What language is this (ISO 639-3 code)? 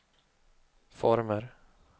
swe